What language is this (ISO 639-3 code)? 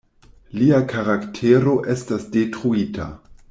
epo